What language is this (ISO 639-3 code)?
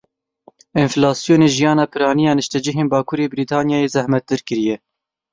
kur